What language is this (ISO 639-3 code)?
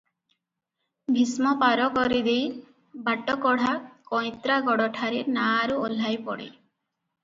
ori